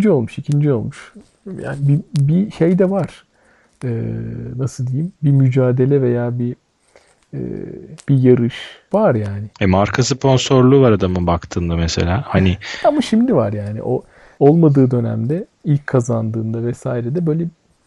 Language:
Turkish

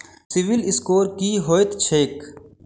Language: Maithili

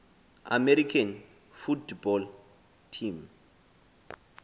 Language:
Xhosa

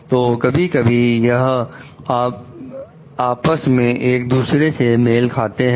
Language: Hindi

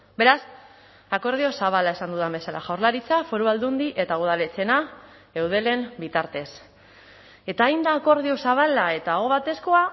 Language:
Basque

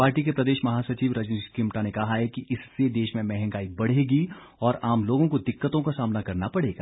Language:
Hindi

